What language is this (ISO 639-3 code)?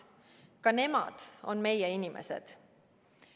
est